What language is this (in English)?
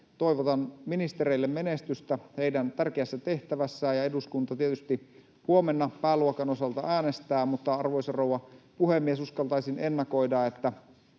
Finnish